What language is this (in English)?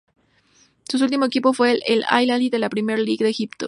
Spanish